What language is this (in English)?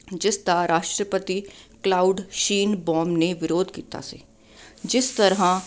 Punjabi